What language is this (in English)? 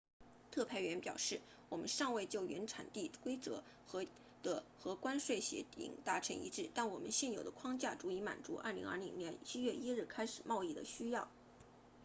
Chinese